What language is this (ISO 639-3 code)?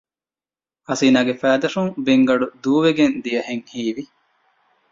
div